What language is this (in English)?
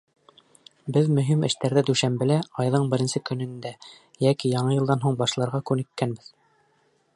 Bashkir